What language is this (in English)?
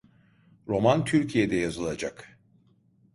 Turkish